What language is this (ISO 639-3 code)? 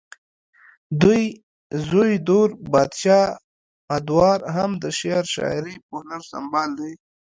pus